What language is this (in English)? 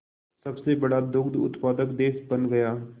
Hindi